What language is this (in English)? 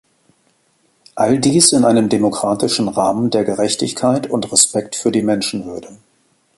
German